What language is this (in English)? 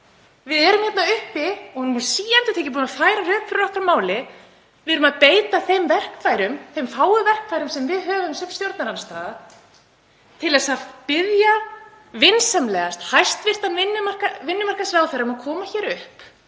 Icelandic